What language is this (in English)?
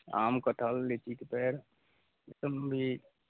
Maithili